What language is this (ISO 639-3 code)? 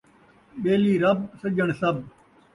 skr